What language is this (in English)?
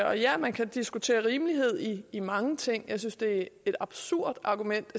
Danish